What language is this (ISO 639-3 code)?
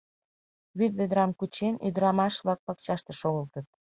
chm